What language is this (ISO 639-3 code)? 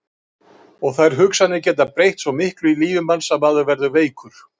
isl